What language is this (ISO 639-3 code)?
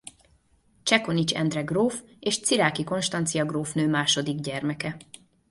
hun